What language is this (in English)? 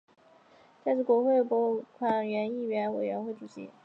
Chinese